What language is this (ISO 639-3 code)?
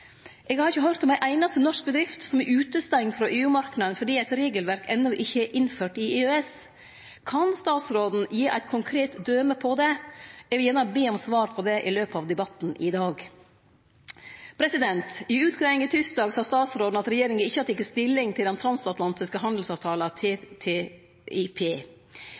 nno